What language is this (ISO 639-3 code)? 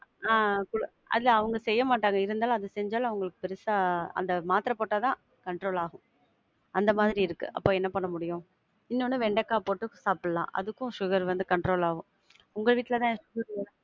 tam